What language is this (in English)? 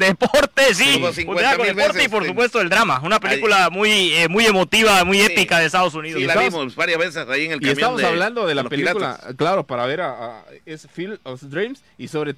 Spanish